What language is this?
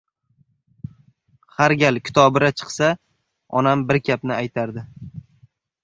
Uzbek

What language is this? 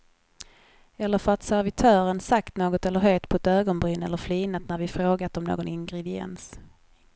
Swedish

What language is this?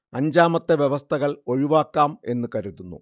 Malayalam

